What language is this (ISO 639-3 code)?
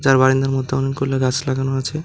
ben